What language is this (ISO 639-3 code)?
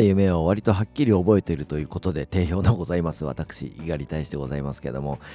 jpn